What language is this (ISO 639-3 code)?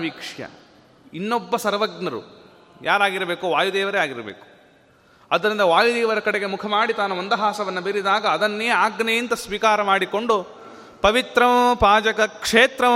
kan